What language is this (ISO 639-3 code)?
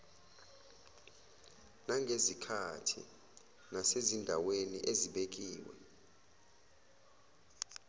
zul